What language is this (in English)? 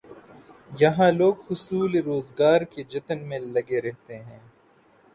Urdu